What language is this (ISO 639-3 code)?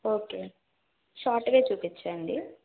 tel